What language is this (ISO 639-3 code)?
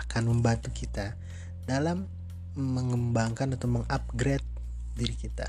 ind